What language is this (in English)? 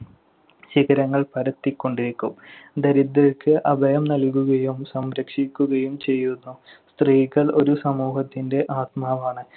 Malayalam